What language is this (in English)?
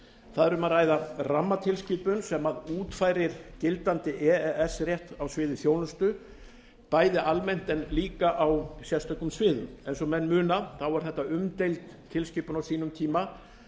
Icelandic